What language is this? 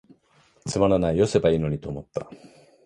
Japanese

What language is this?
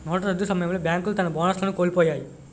Telugu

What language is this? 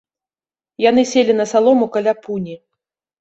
Belarusian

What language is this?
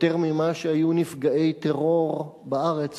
Hebrew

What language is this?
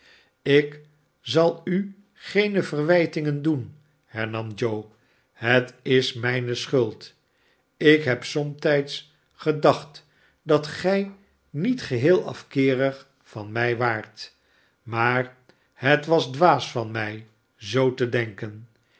Dutch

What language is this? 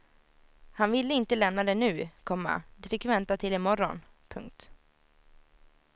Swedish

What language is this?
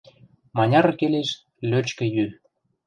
Western Mari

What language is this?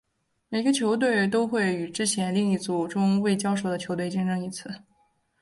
Chinese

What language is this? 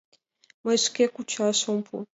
Mari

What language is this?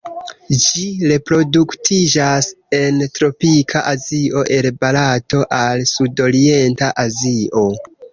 Esperanto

